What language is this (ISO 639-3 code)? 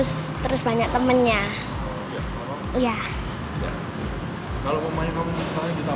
ind